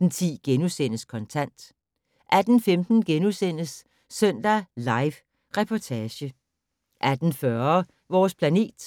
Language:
Danish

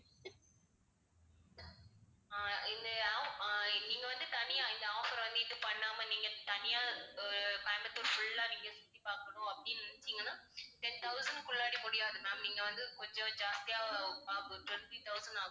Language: Tamil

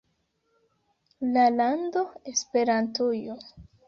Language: Esperanto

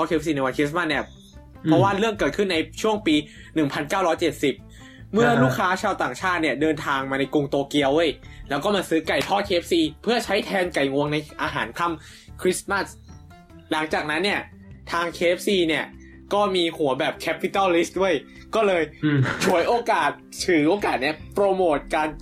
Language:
Thai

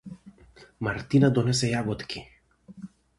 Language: Macedonian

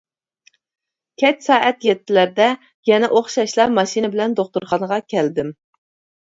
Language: Uyghur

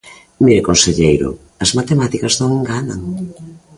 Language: Galician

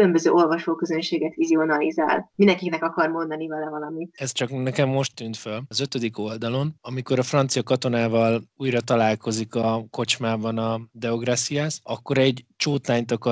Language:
Hungarian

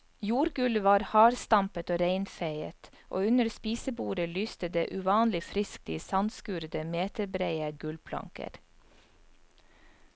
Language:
Norwegian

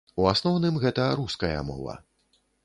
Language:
Belarusian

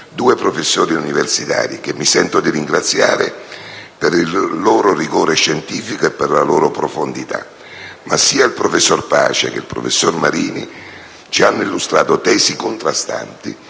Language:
Italian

